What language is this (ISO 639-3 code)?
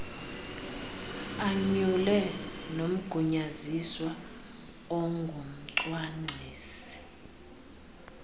xho